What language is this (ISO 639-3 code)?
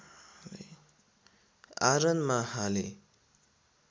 nep